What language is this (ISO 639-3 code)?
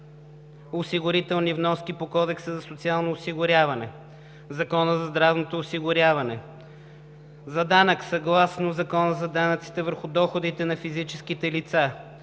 bul